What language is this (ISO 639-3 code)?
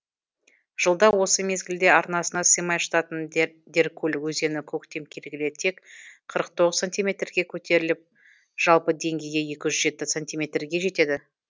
kaz